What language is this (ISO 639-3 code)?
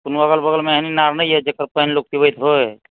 mai